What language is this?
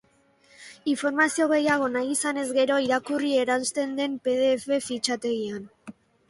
Basque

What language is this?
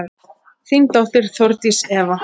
Icelandic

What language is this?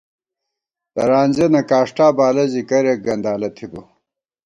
Gawar-Bati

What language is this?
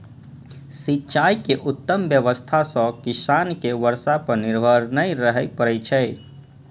Maithili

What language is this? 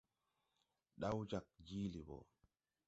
Tupuri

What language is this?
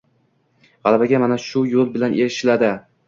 Uzbek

